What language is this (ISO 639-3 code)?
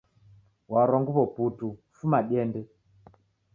dav